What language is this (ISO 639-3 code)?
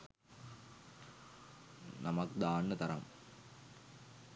sin